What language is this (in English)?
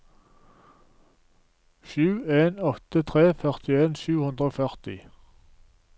Norwegian